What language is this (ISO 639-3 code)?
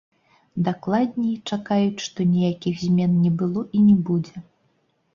bel